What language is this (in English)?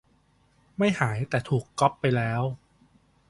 Thai